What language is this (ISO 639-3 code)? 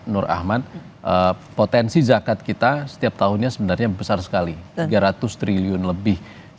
ind